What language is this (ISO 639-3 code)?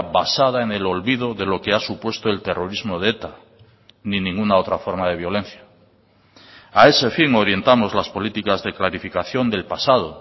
spa